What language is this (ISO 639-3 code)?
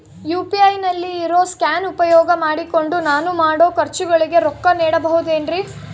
kan